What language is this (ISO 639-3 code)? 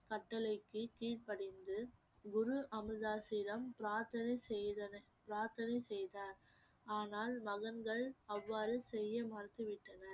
tam